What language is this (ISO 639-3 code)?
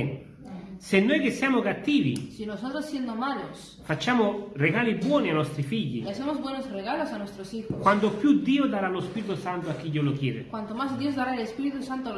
ita